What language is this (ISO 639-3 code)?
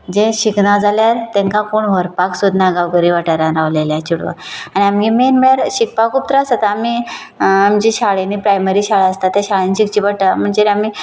kok